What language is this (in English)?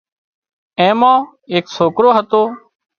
Wadiyara Koli